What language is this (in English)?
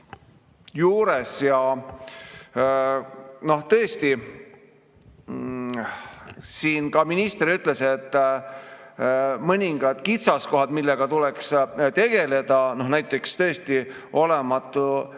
Estonian